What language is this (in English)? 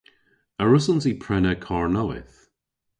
Cornish